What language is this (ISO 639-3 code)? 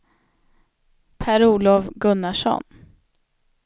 swe